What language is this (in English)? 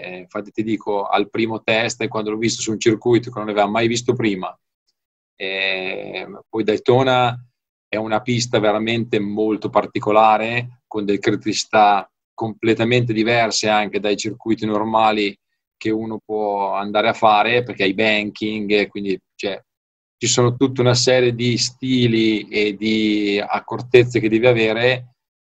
Italian